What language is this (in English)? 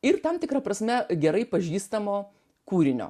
Lithuanian